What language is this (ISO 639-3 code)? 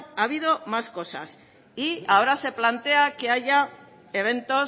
spa